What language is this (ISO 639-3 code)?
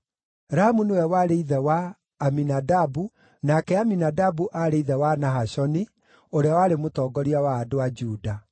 kik